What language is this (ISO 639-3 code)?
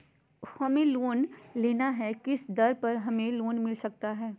mag